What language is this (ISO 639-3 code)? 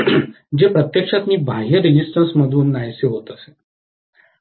mar